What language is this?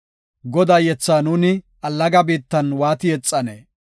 Gofa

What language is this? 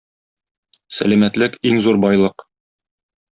Tatar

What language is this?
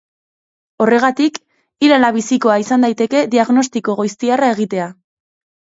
Basque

